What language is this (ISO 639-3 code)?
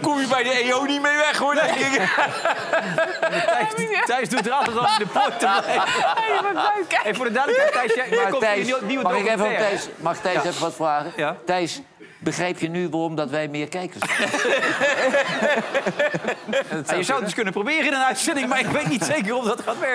nld